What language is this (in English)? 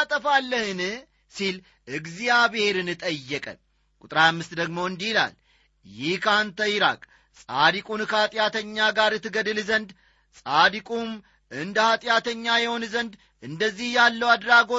Amharic